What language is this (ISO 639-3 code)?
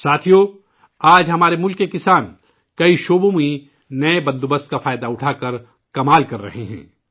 urd